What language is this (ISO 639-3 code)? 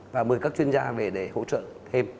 vie